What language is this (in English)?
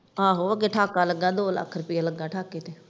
Punjabi